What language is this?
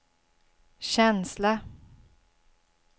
Swedish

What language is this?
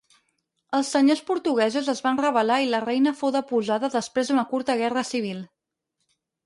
Catalan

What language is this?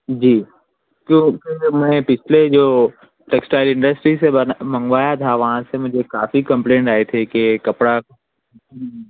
Urdu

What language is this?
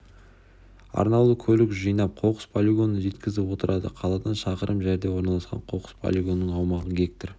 Kazakh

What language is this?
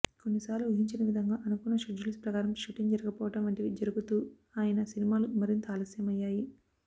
Telugu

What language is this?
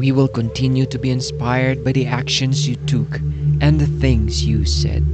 Filipino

